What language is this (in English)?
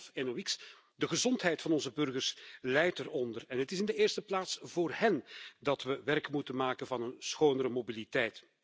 Dutch